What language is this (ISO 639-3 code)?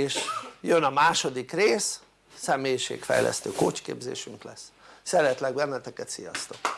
hun